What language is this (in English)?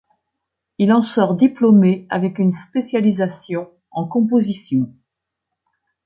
French